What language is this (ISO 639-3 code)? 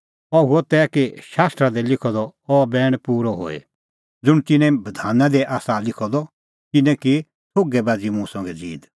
kfx